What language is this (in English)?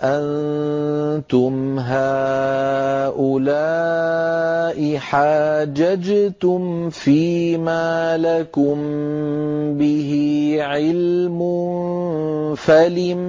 Arabic